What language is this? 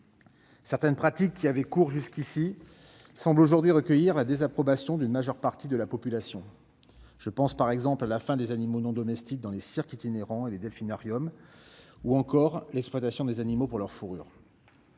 French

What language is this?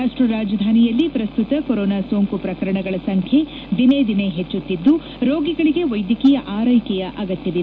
Kannada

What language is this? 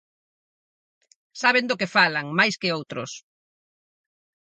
Galician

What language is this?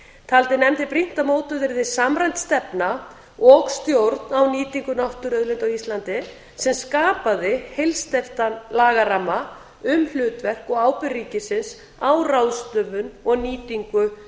Icelandic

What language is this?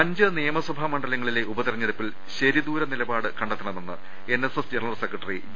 Malayalam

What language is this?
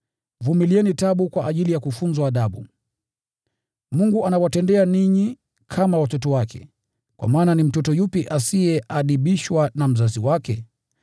Swahili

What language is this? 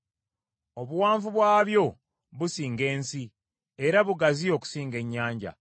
Ganda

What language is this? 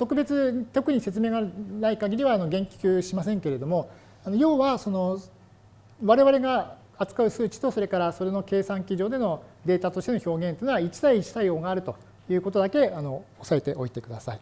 Japanese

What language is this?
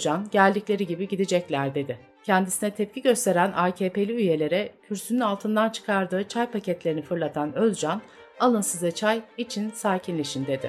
Turkish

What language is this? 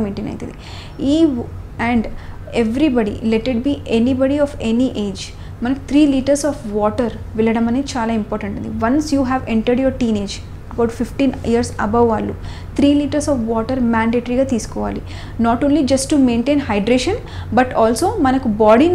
Telugu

